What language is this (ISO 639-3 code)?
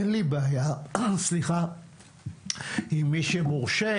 heb